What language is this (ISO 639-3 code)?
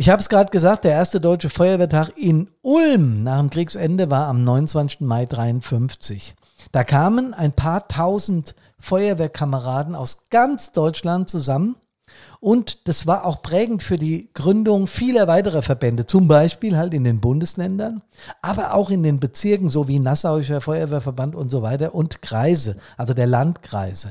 deu